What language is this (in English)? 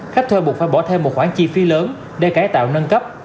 Vietnamese